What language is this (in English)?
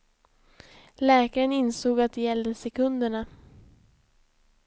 Swedish